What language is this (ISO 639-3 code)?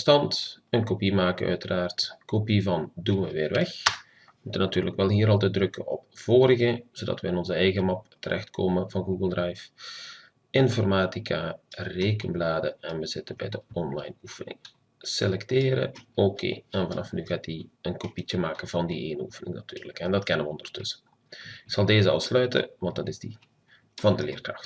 nld